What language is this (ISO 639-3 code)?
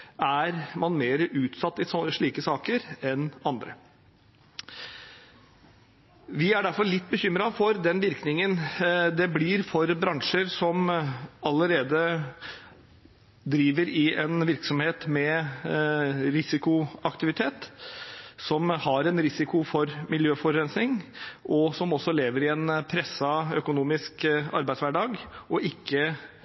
nob